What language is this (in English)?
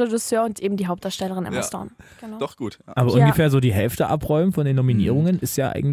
German